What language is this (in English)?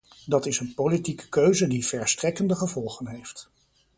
Dutch